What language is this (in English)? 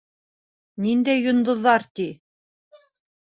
Bashkir